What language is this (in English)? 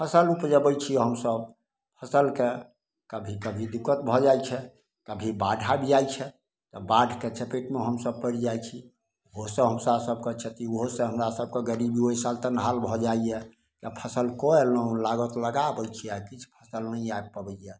Maithili